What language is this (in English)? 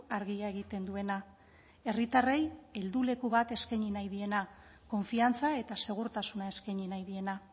Basque